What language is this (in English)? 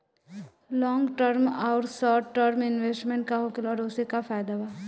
Bhojpuri